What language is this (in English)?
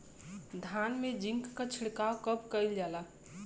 Bhojpuri